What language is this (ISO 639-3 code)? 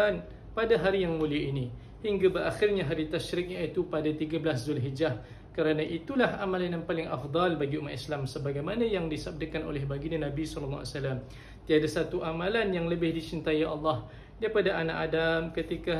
msa